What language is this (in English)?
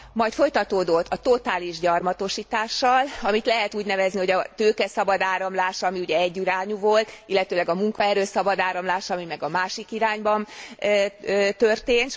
Hungarian